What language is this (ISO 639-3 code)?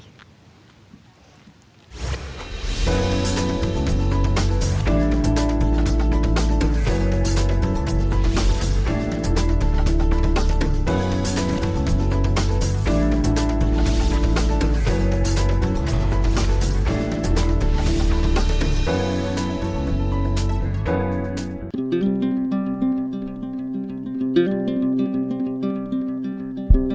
ind